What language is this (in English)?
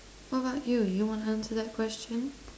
English